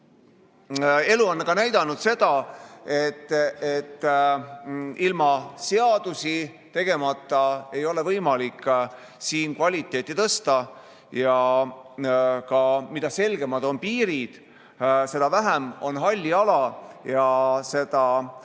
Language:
Estonian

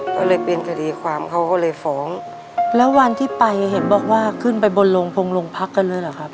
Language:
Thai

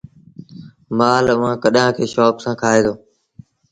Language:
Sindhi Bhil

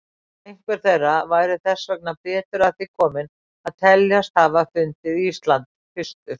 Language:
Icelandic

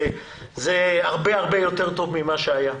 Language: Hebrew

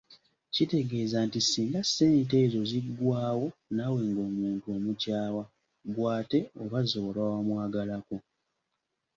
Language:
Ganda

